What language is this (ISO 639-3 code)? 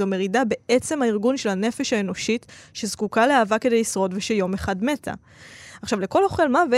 heb